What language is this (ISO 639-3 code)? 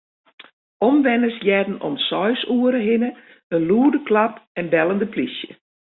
fry